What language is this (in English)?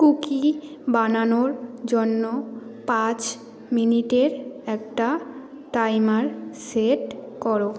Bangla